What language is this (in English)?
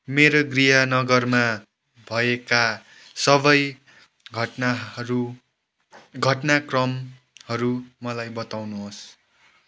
Nepali